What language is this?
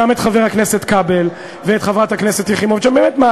Hebrew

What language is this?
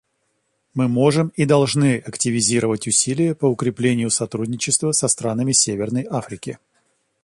Russian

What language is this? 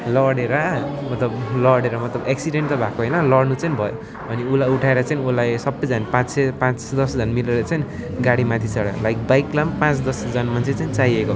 Nepali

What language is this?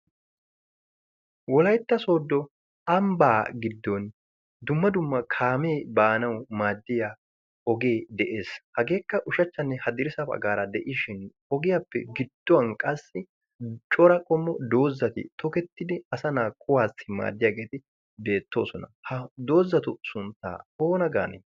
Wolaytta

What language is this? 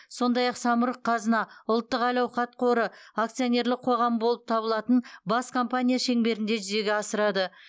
Kazakh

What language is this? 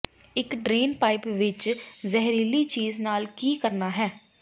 Punjabi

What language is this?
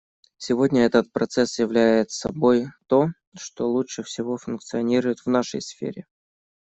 Russian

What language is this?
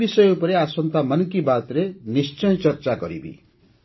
Odia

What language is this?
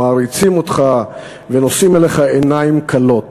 Hebrew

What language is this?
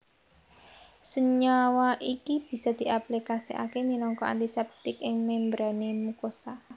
Javanese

